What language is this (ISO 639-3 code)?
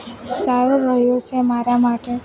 guj